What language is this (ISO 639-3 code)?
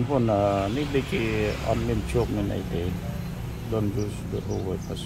vie